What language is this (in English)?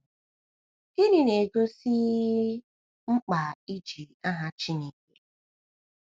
Igbo